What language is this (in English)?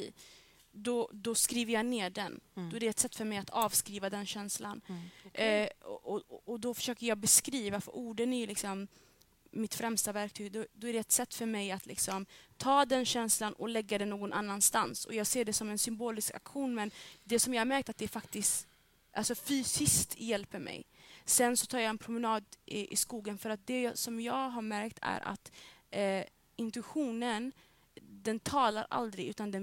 Swedish